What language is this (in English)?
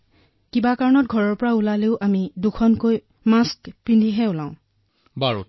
Assamese